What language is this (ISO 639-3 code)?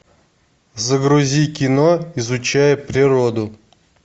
rus